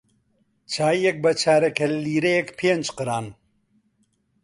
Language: Central Kurdish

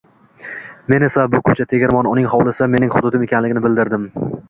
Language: Uzbek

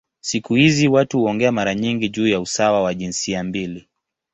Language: Swahili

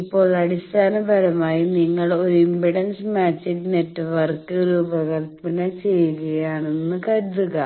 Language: Malayalam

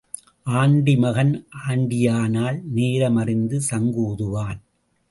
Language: Tamil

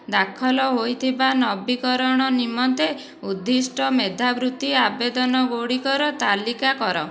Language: Odia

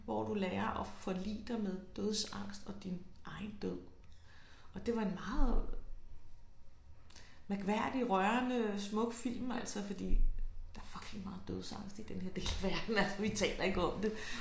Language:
Danish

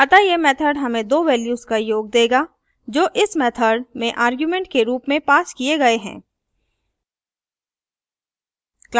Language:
Hindi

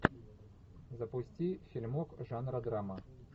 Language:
Russian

